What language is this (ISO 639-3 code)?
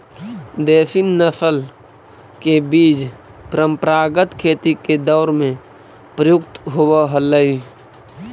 mag